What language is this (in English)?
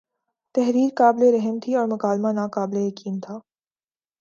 Urdu